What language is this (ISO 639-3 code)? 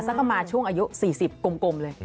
tha